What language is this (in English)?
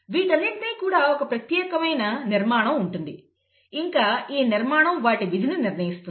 Telugu